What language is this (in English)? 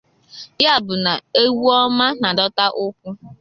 Igbo